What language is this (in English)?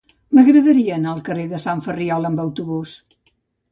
Catalan